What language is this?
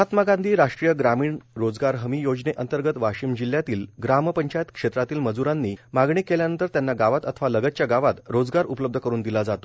Marathi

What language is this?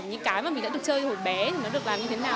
Vietnamese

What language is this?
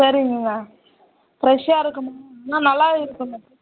Tamil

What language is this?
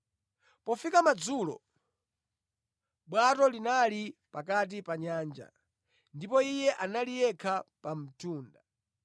Nyanja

